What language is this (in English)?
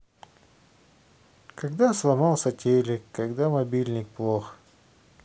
Russian